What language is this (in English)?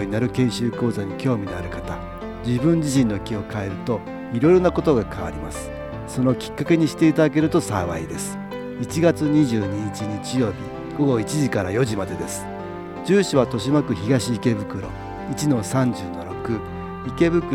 Japanese